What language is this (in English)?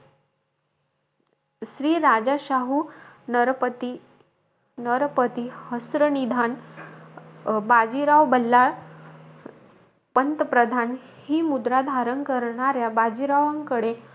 Marathi